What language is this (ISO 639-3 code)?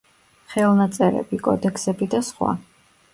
kat